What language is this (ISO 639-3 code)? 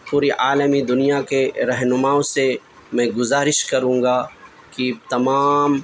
urd